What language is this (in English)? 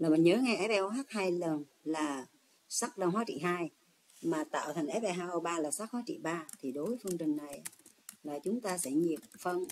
Vietnamese